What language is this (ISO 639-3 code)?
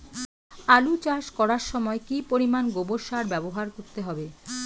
ben